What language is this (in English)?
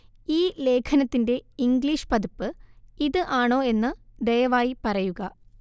Malayalam